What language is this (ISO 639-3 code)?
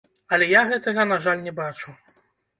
bel